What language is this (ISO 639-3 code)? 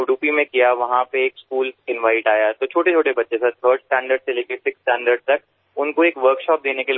guj